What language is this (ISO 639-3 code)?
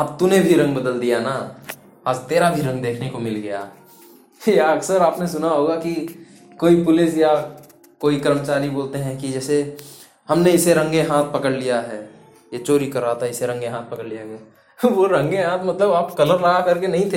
hin